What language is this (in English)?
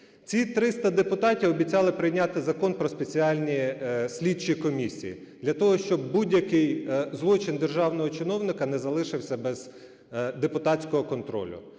Ukrainian